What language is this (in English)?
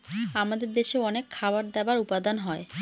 Bangla